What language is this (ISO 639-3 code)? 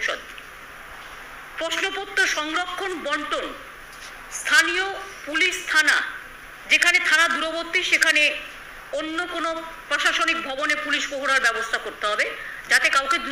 hin